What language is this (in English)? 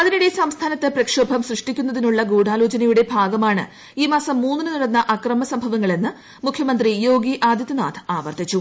Malayalam